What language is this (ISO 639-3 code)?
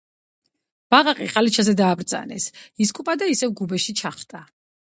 kat